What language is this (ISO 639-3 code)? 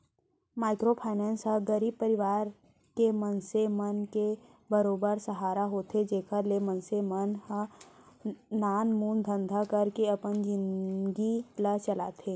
hne